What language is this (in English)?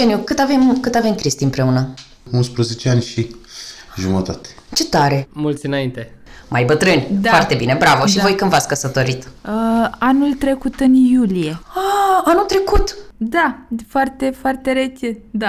Romanian